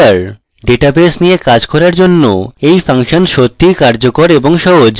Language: Bangla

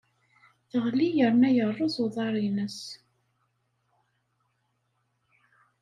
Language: Kabyle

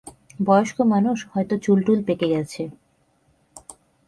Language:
Bangla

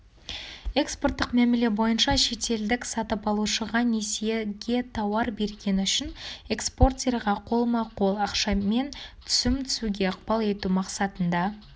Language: Kazakh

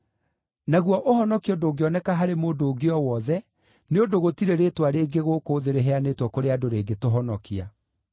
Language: Kikuyu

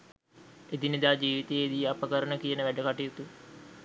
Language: Sinhala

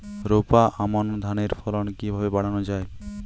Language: Bangla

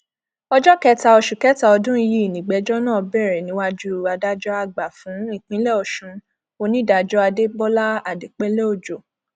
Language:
Yoruba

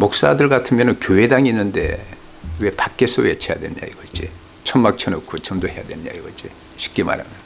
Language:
Korean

